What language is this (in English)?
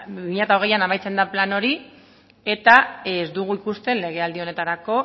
Basque